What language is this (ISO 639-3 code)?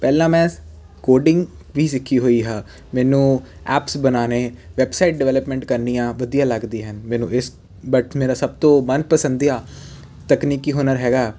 pan